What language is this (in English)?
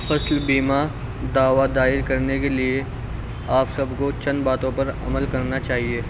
Urdu